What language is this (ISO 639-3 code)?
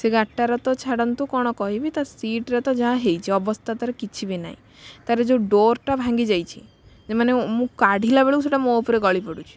ori